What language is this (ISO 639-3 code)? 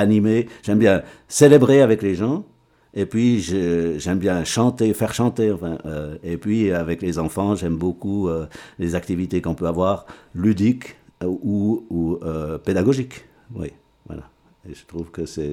fra